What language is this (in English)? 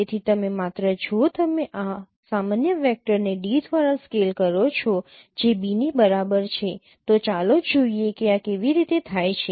Gujarati